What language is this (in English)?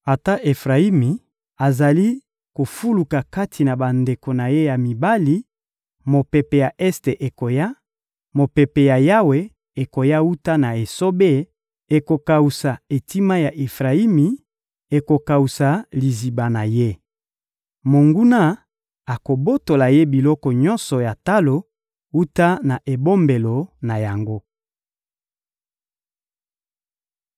Lingala